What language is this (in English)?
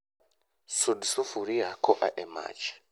Luo (Kenya and Tanzania)